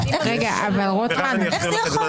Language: Hebrew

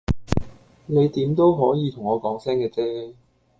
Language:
Cantonese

